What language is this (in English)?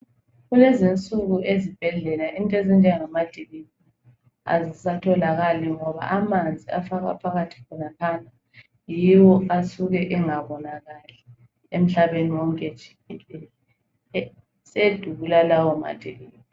North Ndebele